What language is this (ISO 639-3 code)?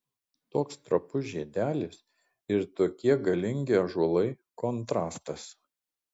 lit